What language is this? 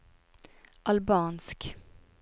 Norwegian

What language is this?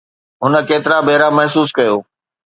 Sindhi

